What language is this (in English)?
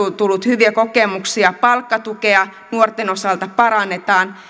Finnish